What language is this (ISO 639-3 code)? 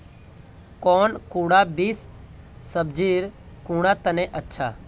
mag